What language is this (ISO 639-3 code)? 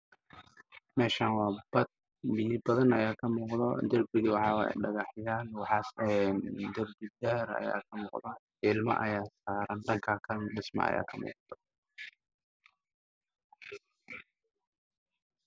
som